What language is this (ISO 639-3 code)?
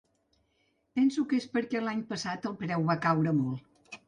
cat